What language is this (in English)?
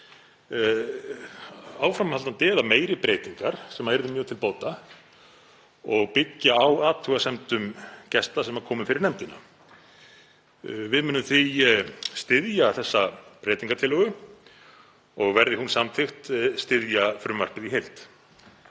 Icelandic